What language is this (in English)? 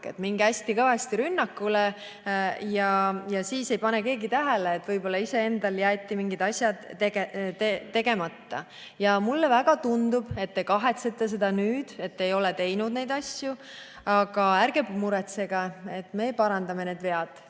Estonian